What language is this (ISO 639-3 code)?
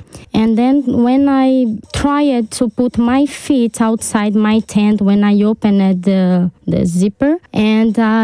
ron